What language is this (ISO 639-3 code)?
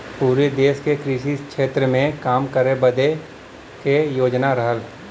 bho